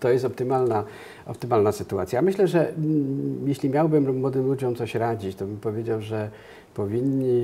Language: Polish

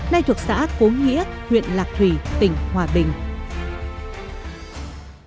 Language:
Vietnamese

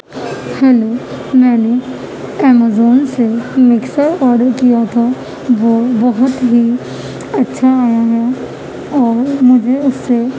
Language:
Urdu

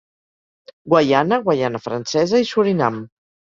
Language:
Catalan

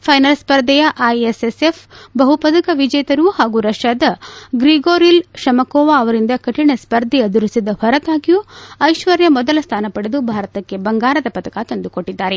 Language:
Kannada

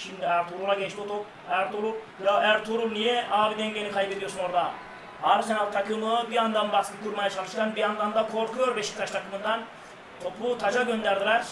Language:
Turkish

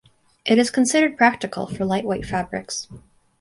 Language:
English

